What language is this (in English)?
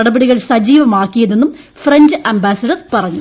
Malayalam